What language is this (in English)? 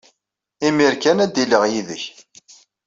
Kabyle